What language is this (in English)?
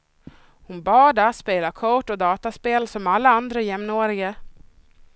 Swedish